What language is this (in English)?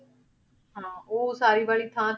Punjabi